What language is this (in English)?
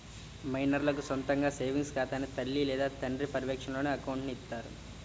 Telugu